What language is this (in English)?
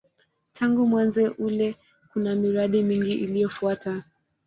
Swahili